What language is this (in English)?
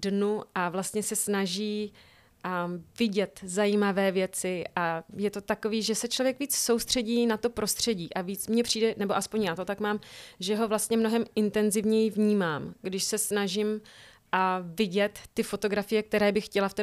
Czech